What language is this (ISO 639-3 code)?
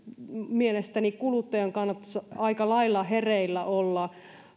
fin